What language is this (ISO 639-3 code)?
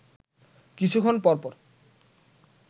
ben